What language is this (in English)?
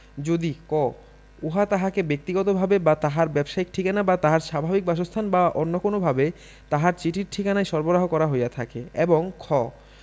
Bangla